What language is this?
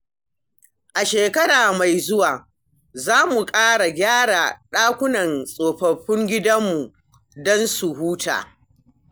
Hausa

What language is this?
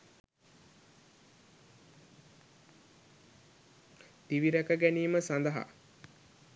Sinhala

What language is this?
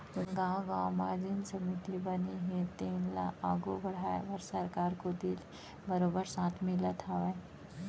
Chhattisgarhi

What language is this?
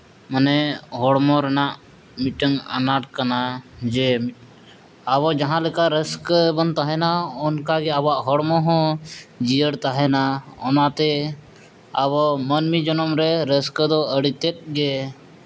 Santali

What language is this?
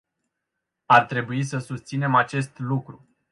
Romanian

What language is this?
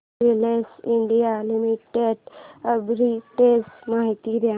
Marathi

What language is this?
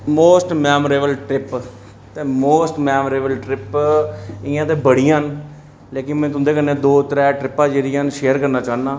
Dogri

